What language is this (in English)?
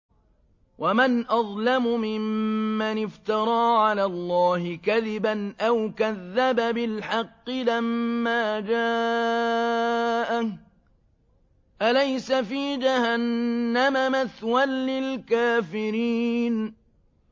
Arabic